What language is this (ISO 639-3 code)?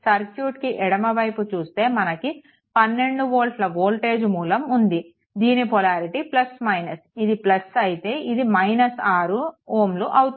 tel